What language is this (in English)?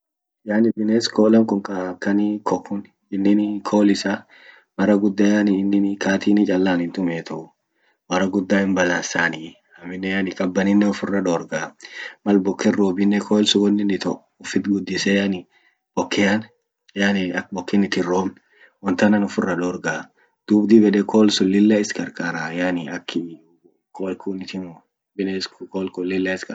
Orma